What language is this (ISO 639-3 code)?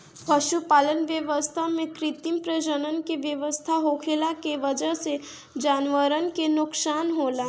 bho